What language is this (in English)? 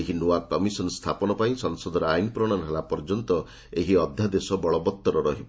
Odia